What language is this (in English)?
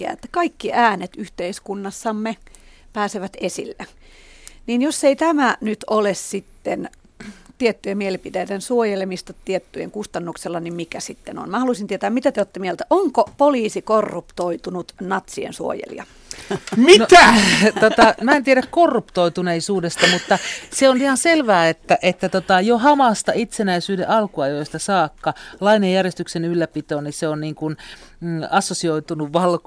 Finnish